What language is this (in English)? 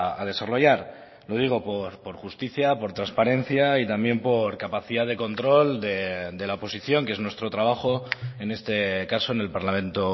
Spanish